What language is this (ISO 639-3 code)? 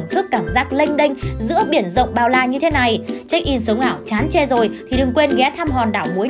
vie